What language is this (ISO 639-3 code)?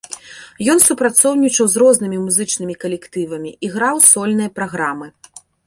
bel